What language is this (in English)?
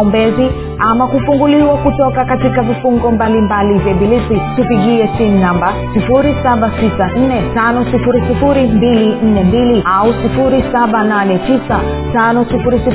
Swahili